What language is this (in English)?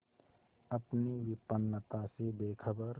Hindi